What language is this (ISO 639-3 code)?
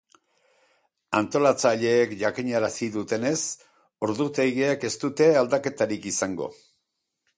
eus